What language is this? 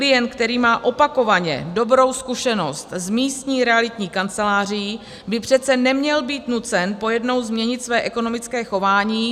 Czech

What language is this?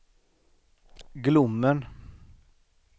Swedish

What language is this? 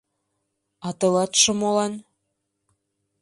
Mari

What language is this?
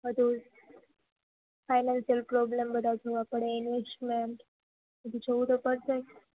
Gujarati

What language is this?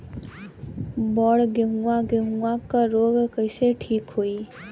Bhojpuri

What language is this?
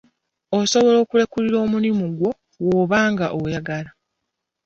Ganda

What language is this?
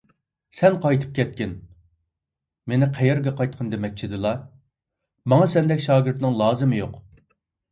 Uyghur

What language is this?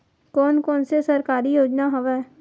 Chhattisgarhi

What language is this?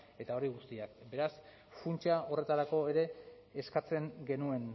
Basque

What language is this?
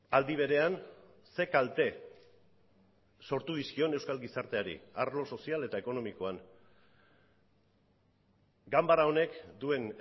Basque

